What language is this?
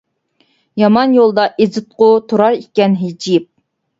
Uyghur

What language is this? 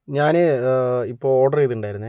Malayalam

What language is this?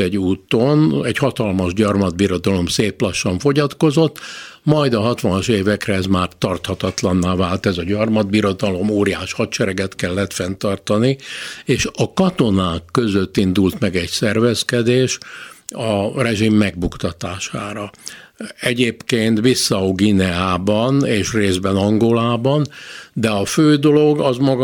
Hungarian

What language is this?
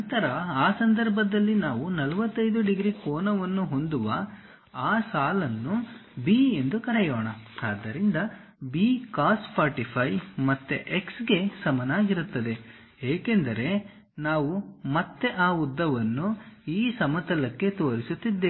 Kannada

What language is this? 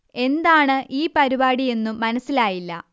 Malayalam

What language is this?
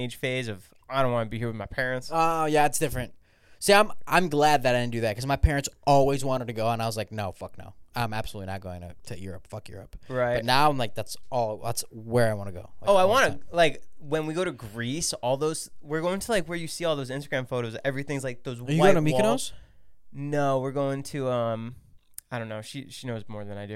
English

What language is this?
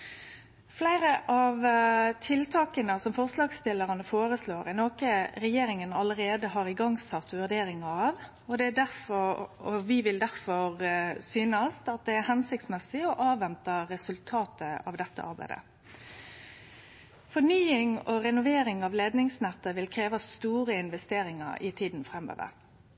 Norwegian Nynorsk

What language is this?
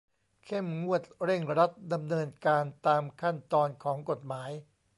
Thai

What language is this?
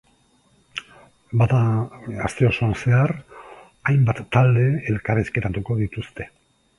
Basque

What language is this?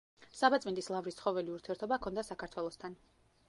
Georgian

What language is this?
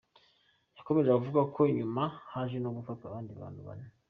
Kinyarwanda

